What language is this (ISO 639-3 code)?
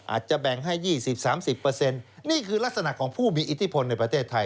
tha